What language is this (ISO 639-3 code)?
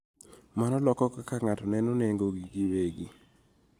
luo